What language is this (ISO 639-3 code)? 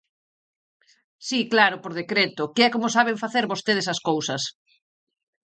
glg